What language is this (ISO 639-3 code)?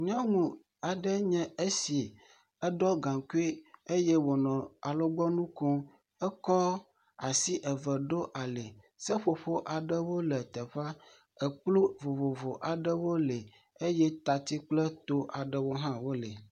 ewe